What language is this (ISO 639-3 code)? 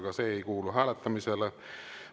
est